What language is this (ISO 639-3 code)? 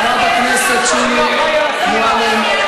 heb